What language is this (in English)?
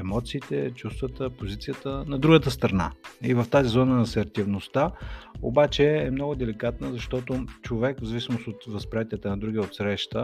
Bulgarian